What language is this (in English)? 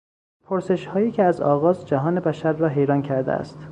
Persian